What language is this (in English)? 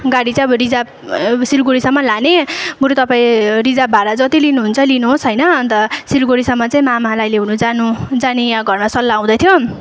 Nepali